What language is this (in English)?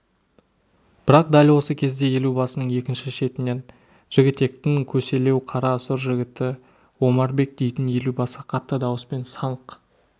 Kazakh